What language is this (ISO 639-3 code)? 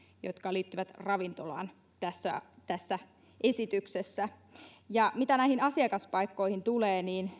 fin